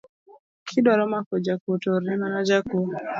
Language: Luo (Kenya and Tanzania)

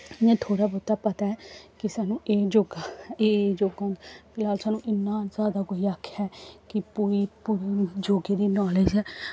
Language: Dogri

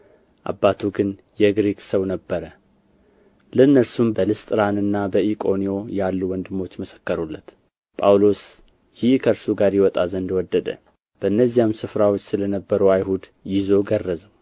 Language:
Amharic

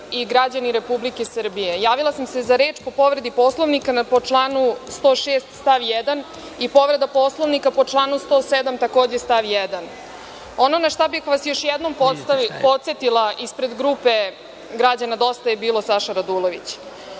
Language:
Serbian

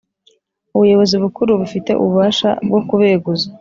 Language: Kinyarwanda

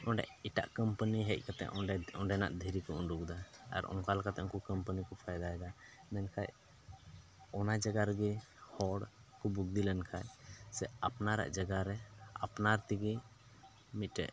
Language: Santali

